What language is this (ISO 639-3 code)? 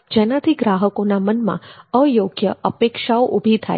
guj